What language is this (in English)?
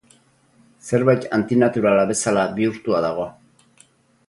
Basque